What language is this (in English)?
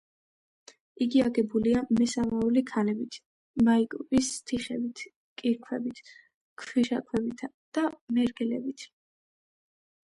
Georgian